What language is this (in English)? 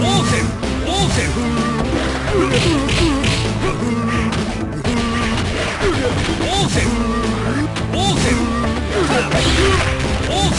English